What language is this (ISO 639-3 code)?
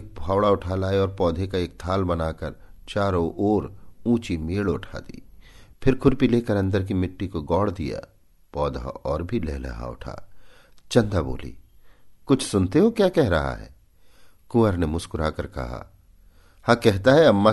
hin